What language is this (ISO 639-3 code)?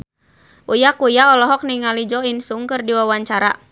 sun